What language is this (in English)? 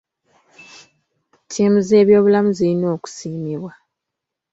Ganda